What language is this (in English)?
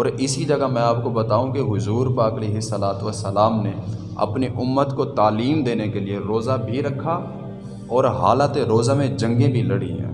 Urdu